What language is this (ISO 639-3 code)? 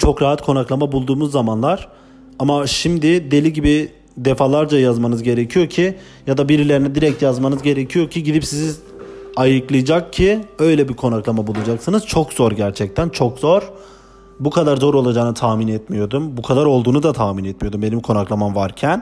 tur